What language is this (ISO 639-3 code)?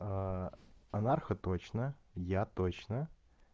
rus